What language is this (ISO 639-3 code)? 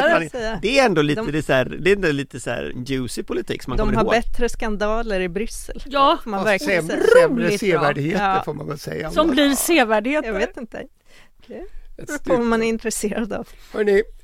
swe